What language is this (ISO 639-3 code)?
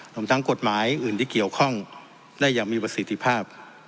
tha